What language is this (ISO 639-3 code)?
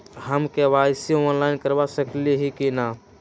mag